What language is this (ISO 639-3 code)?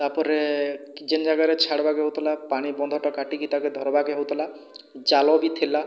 ori